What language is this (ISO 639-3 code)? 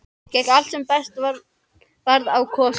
isl